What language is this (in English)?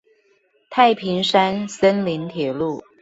Chinese